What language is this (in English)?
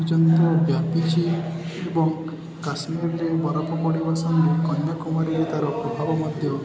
Odia